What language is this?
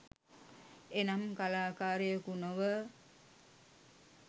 Sinhala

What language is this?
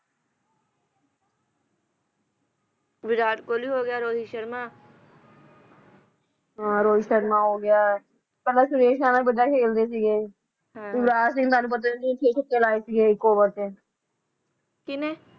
Punjabi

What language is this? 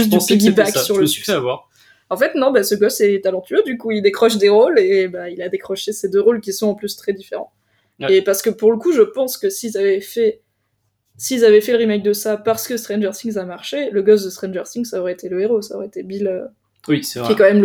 French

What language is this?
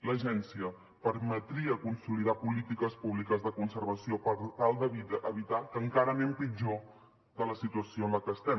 Catalan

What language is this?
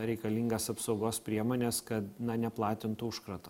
Lithuanian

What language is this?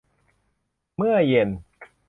Thai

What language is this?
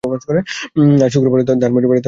Bangla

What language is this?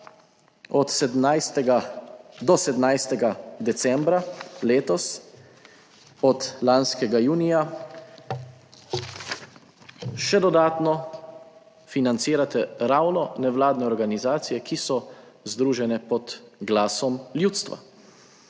Slovenian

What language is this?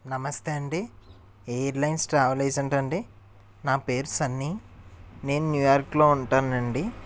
Telugu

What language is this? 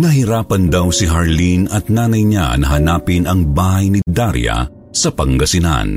Filipino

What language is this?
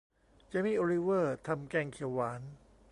Thai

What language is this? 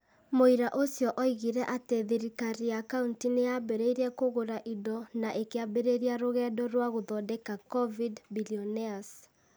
Kikuyu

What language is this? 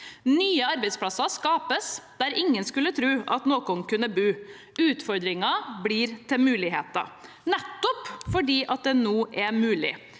Norwegian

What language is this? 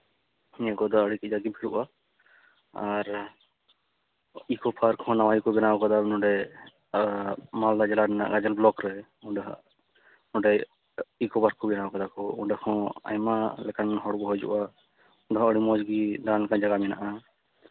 Santali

